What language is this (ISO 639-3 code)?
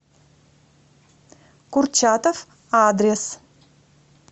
rus